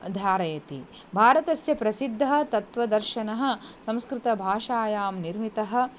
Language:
Sanskrit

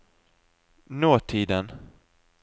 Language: Norwegian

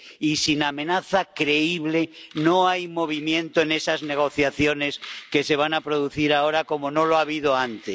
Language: Spanish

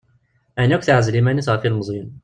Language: Kabyle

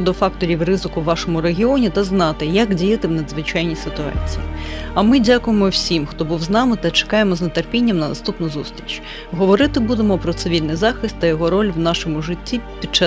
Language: Ukrainian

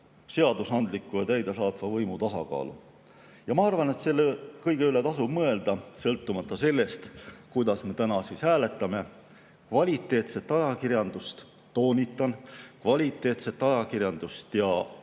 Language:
Estonian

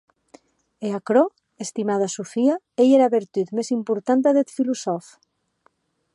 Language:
Occitan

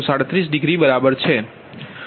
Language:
Gujarati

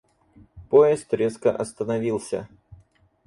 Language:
Russian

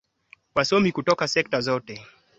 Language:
Swahili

